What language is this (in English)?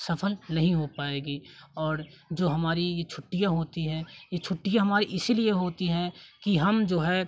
Hindi